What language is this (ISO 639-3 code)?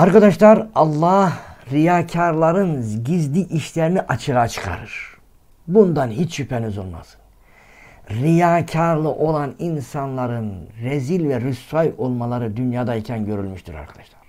tur